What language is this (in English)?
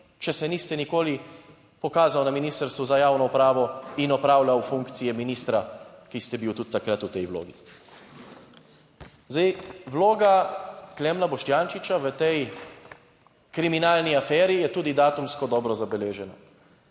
Slovenian